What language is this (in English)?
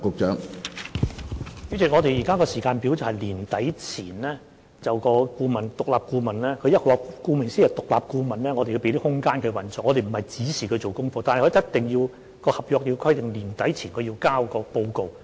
Cantonese